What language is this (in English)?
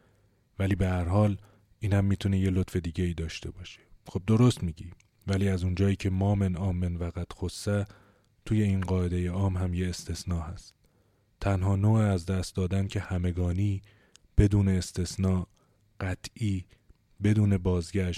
Persian